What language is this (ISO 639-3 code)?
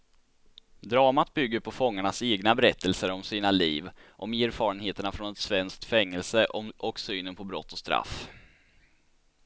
swe